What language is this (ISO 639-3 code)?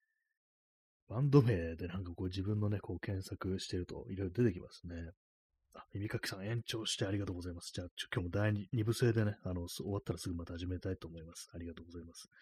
jpn